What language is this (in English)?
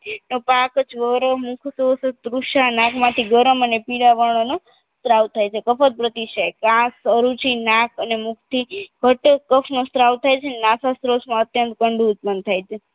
Gujarati